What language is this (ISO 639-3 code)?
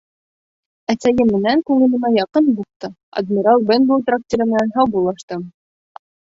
bak